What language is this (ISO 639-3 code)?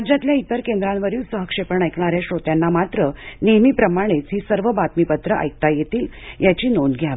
mar